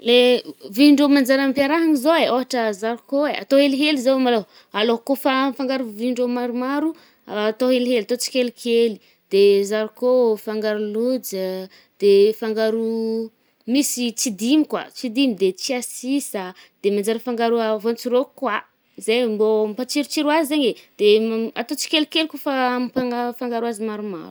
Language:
Northern Betsimisaraka Malagasy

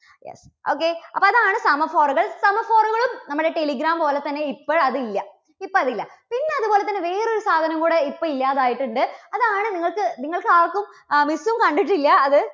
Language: Malayalam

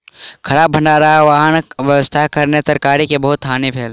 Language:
Maithili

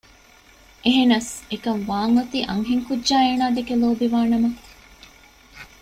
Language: Divehi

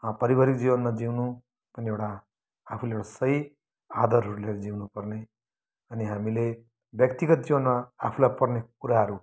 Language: Nepali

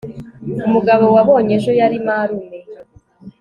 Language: Kinyarwanda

